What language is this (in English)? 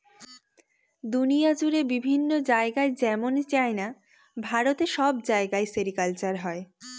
Bangla